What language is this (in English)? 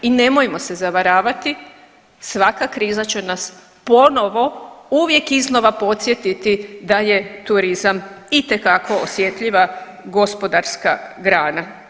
Croatian